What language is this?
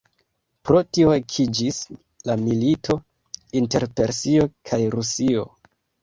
Esperanto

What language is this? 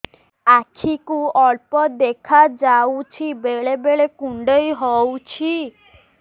Odia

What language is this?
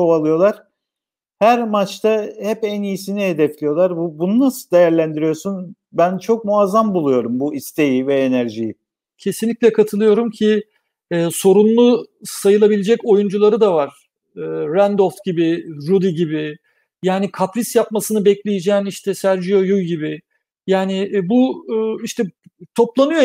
Turkish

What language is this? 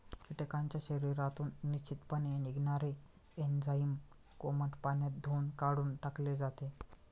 Marathi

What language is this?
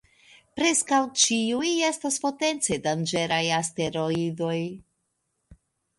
Esperanto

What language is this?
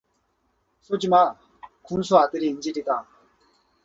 Korean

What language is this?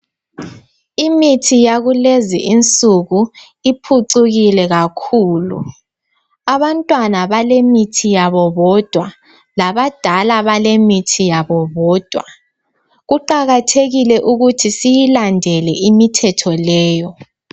North Ndebele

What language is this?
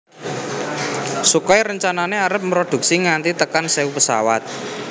Javanese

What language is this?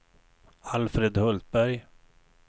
Swedish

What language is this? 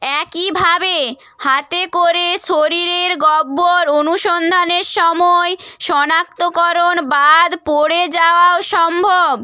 Bangla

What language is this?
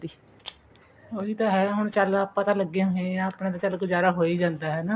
Punjabi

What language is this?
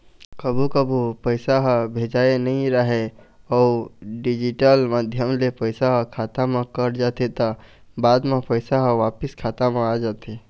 Chhattisgarhi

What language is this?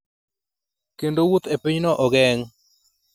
Luo (Kenya and Tanzania)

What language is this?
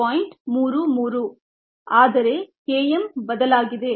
Kannada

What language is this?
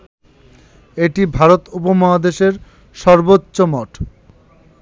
Bangla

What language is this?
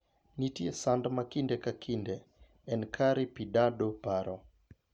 Luo (Kenya and Tanzania)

